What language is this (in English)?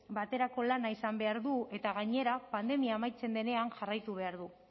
Basque